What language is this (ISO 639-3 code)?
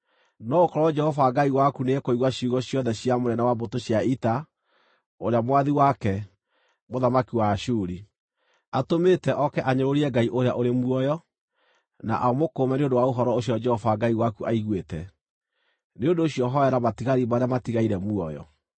kik